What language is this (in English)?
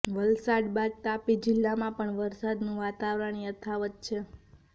Gujarati